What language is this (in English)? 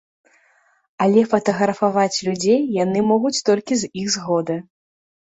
Belarusian